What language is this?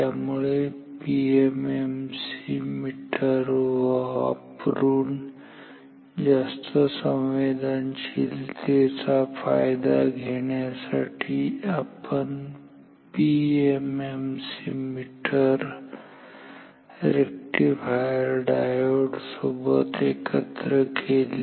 Marathi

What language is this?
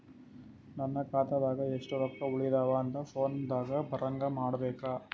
Kannada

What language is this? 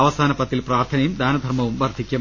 Malayalam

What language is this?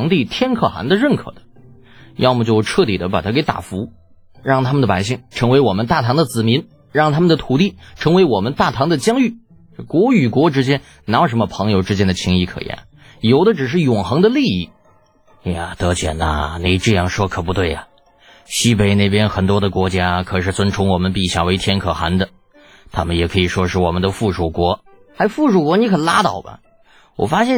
Chinese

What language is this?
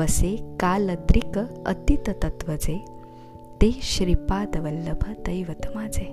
Marathi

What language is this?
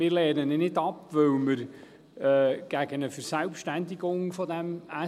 Swiss German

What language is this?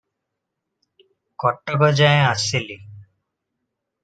Odia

